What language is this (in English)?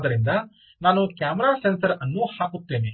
Kannada